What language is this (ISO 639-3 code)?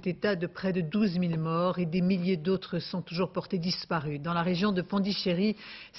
fra